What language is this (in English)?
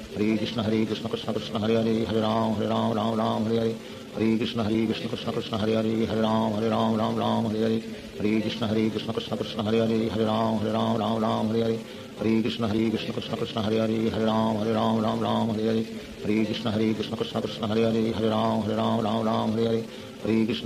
Hindi